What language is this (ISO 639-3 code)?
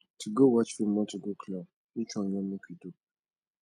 pcm